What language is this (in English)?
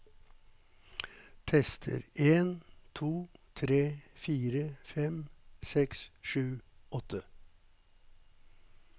Norwegian